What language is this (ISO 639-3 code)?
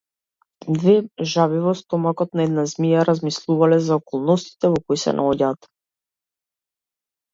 mkd